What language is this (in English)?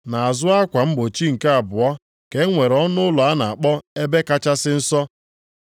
Igbo